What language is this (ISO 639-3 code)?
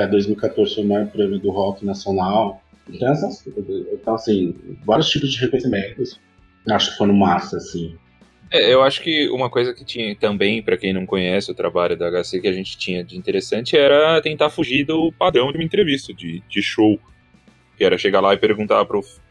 por